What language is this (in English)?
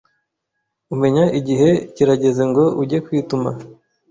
Kinyarwanda